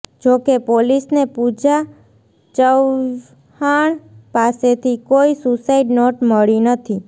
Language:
Gujarati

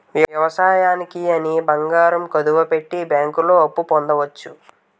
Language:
Telugu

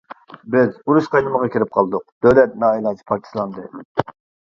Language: Uyghur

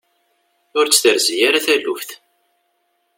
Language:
Kabyle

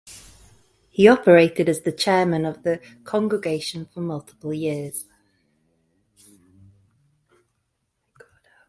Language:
English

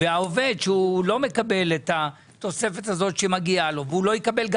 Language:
Hebrew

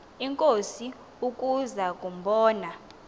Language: Xhosa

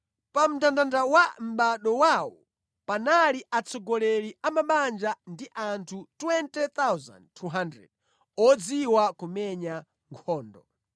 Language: Nyanja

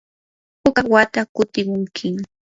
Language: Yanahuanca Pasco Quechua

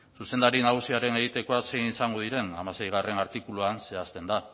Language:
Basque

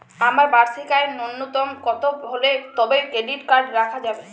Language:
Bangla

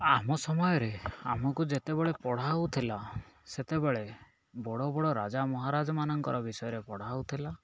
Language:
Odia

